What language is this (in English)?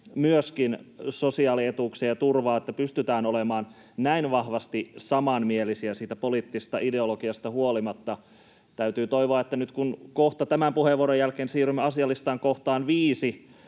Finnish